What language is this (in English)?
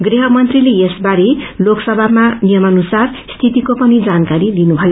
Nepali